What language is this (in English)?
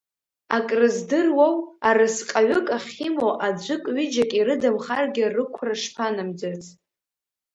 Abkhazian